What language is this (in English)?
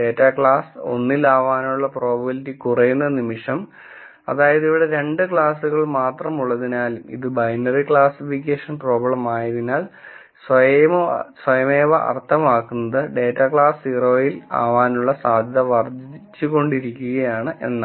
Malayalam